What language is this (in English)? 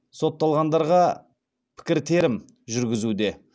Kazakh